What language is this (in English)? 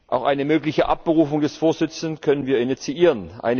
German